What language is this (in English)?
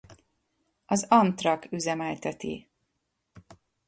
Hungarian